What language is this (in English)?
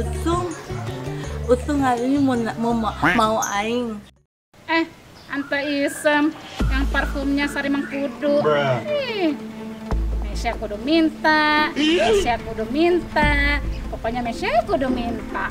Indonesian